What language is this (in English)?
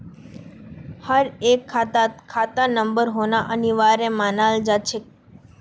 Magahi